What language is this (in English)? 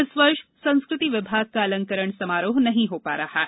Hindi